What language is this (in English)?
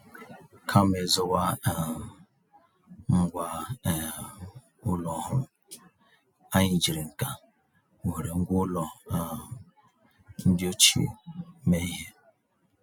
Igbo